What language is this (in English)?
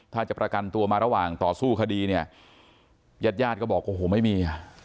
Thai